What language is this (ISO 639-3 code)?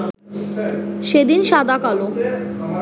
ben